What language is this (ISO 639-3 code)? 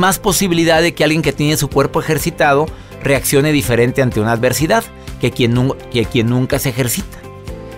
spa